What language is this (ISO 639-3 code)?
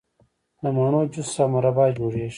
pus